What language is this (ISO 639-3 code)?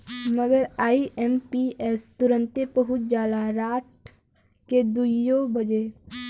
bho